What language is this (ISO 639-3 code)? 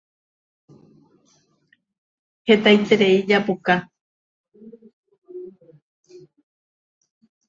grn